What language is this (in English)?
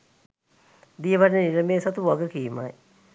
Sinhala